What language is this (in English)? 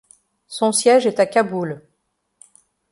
French